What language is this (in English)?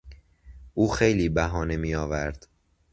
Persian